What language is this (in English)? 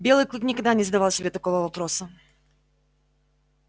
Russian